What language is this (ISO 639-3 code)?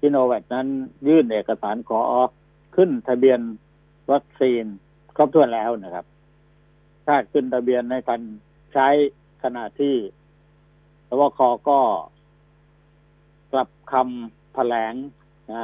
tha